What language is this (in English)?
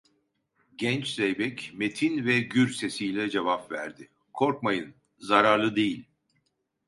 Turkish